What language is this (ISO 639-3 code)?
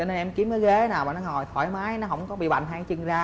vie